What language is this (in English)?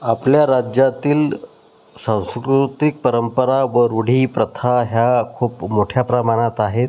Marathi